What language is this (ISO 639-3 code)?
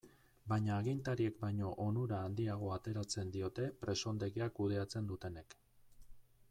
eus